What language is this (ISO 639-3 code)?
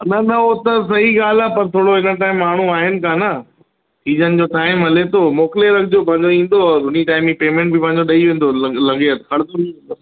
snd